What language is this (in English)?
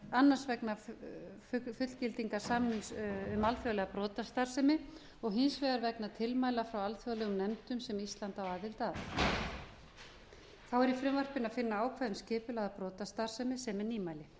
Icelandic